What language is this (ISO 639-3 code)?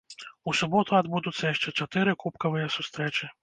bel